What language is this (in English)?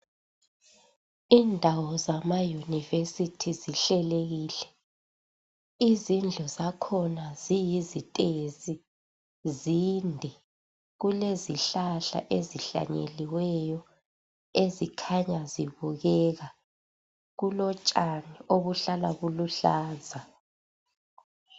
North Ndebele